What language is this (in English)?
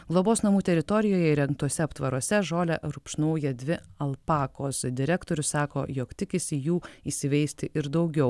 Lithuanian